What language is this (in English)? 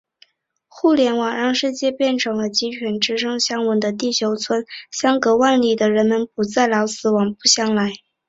Chinese